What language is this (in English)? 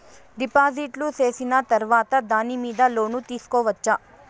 Telugu